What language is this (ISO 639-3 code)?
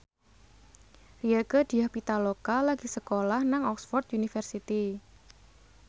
jav